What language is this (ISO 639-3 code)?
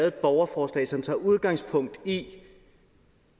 dan